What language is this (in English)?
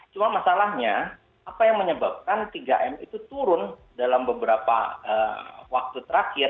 Indonesian